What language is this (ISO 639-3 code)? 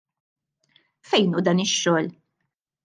mlt